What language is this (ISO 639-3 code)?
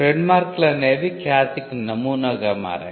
tel